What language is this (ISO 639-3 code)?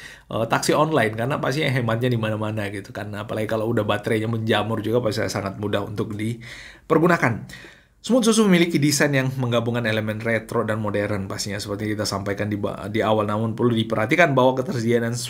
ind